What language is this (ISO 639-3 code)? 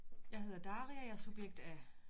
dan